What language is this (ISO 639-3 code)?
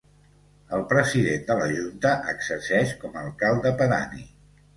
cat